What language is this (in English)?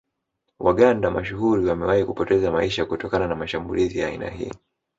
Swahili